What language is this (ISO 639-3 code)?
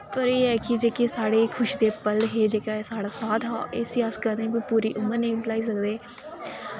doi